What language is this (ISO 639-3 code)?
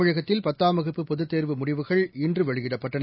tam